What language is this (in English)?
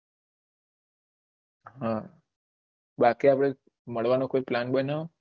Gujarati